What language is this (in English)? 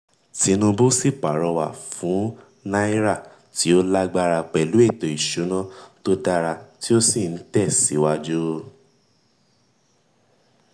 Yoruba